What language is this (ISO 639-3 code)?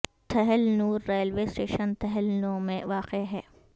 urd